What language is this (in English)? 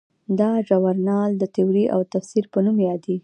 Pashto